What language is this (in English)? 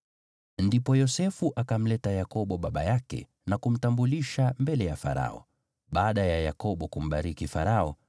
Swahili